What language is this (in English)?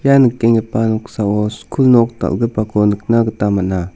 Garo